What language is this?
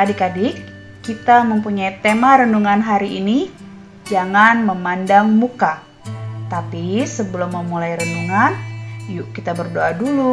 Indonesian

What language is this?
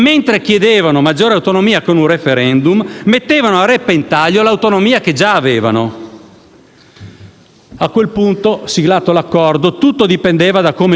Italian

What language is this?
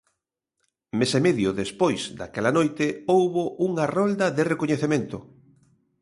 Galician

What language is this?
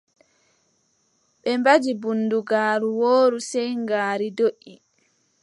Adamawa Fulfulde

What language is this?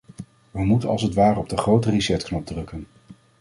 Dutch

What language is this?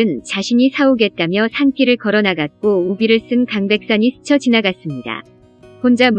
Korean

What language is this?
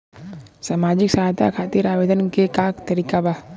Bhojpuri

